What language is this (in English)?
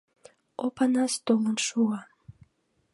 Mari